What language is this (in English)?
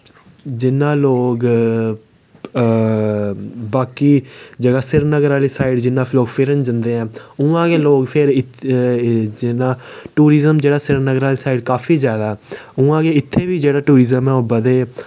Dogri